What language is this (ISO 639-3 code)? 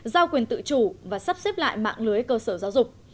vie